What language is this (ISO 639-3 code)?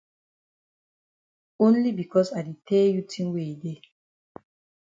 wes